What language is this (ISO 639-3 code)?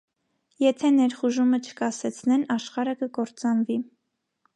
hye